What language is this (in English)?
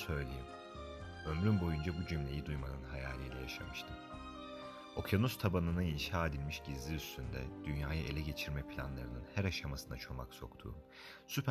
Turkish